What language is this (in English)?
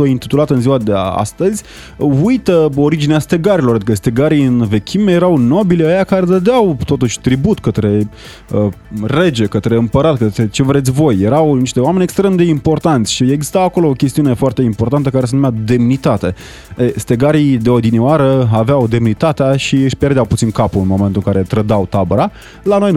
Romanian